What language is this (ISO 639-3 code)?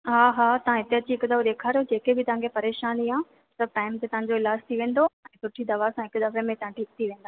snd